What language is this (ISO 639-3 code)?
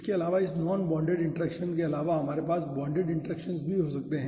hin